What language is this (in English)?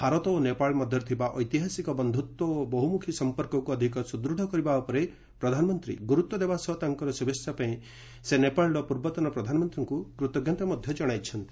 Odia